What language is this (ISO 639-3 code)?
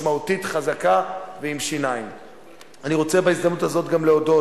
heb